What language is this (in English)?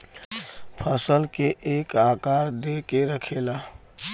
Bhojpuri